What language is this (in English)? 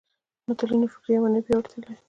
Pashto